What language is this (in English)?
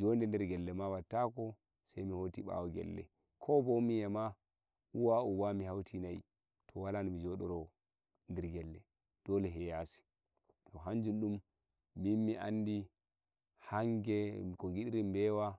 Nigerian Fulfulde